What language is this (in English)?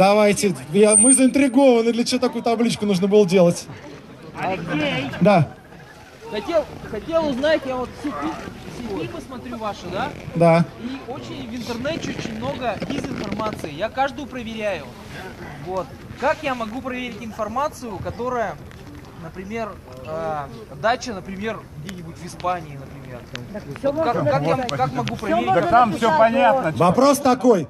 Russian